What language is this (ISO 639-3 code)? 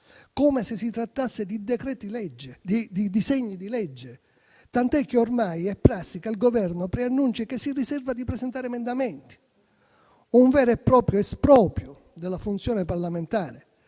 ita